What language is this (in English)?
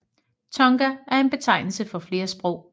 Danish